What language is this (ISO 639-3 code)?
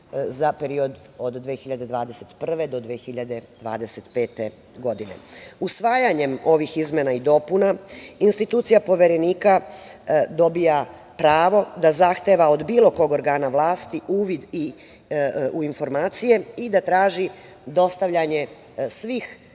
srp